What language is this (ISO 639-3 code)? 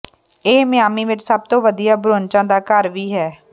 pan